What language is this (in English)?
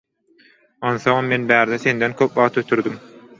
Turkmen